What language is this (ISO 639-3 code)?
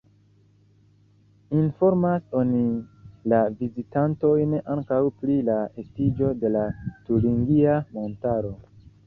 epo